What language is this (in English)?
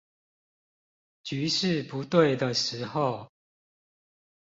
Chinese